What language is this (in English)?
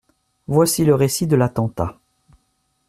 French